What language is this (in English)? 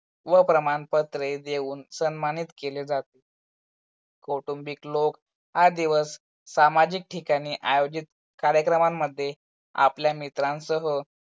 Marathi